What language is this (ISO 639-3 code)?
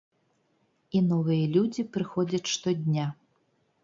bel